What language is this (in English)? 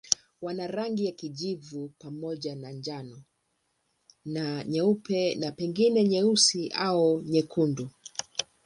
Swahili